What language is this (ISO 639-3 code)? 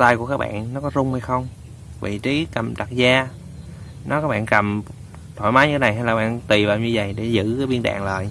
vie